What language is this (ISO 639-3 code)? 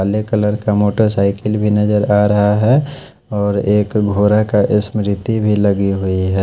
hin